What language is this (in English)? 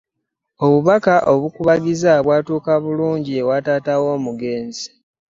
Ganda